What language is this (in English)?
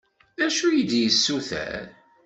Kabyle